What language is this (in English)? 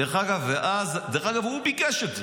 Hebrew